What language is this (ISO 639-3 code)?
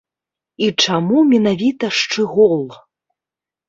bel